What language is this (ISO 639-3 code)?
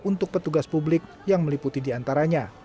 ind